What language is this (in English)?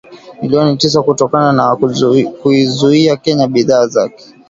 Swahili